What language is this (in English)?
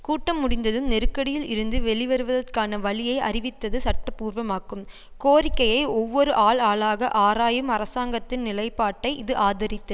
Tamil